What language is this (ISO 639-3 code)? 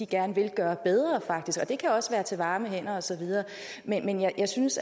dan